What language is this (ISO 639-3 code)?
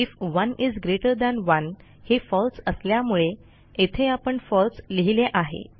mar